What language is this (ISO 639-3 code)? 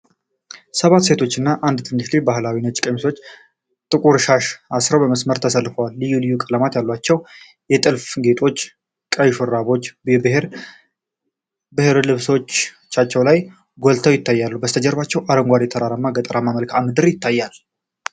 amh